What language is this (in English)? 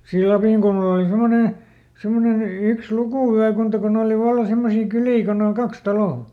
Finnish